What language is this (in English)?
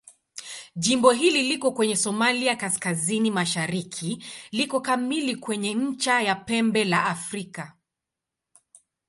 Swahili